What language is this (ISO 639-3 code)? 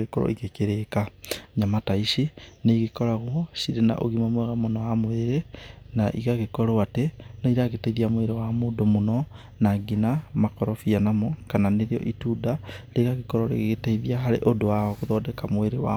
kik